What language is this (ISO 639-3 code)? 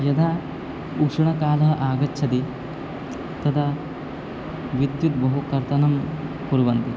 san